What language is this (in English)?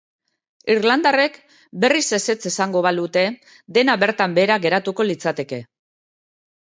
Basque